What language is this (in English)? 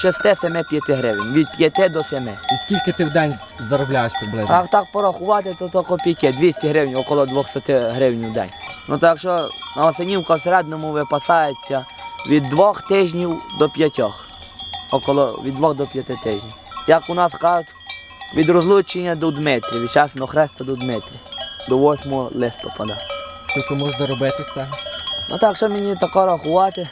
Ukrainian